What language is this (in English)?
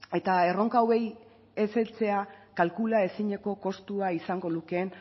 Basque